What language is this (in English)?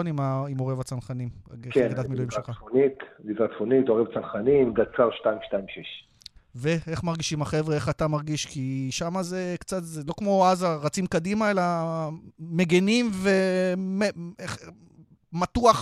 Hebrew